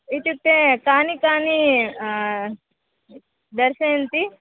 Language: Sanskrit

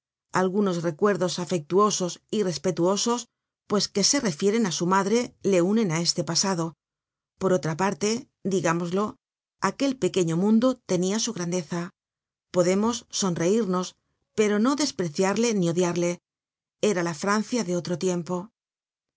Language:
Spanish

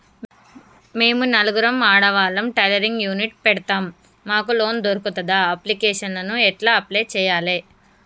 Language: Telugu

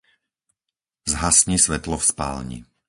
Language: Slovak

